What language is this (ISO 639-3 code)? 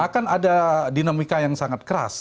ind